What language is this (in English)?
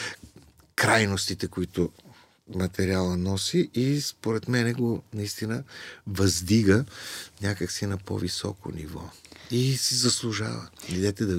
Bulgarian